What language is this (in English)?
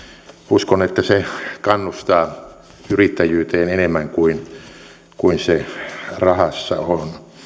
Finnish